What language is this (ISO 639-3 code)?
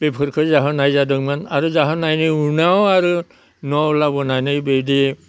brx